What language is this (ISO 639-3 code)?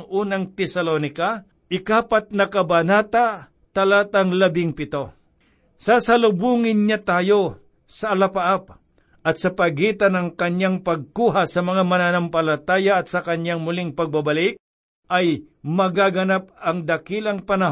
fil